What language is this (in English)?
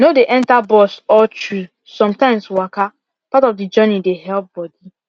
Nigerian Pidgin